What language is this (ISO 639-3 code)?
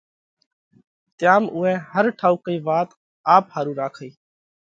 kvx